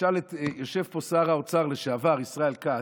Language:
Hebrew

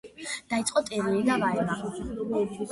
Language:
Georgian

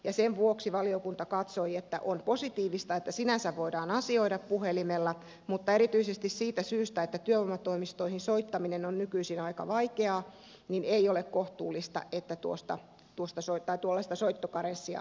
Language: Finnish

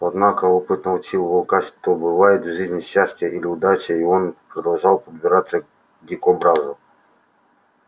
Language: Russian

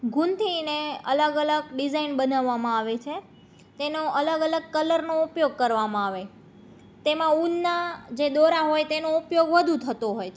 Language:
Gujarati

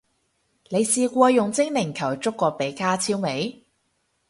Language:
Cantonese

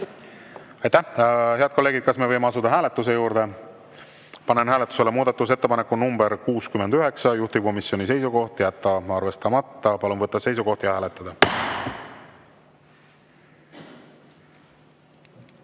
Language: Estonian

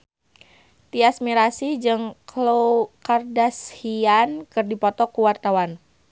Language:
Sundanese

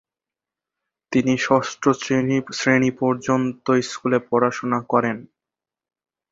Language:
Bangla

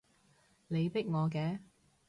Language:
Cantonese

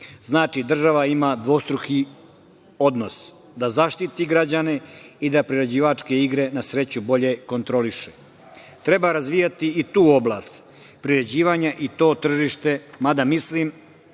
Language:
Serbian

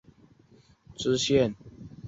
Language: Chinese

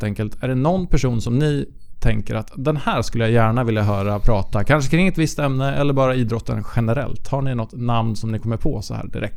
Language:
Swedish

